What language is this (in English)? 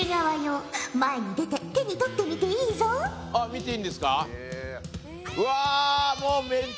Japanese